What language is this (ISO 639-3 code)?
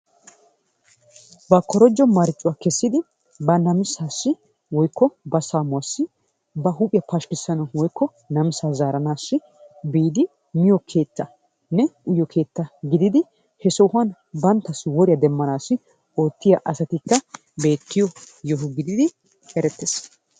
wal